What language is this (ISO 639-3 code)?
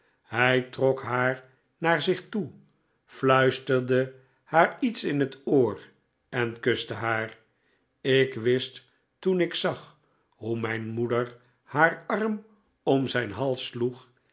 nld